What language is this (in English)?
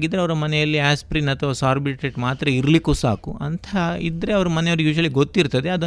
Kannada